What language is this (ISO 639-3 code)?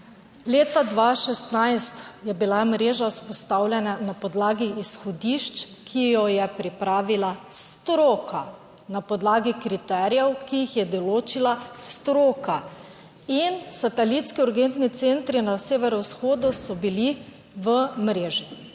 slv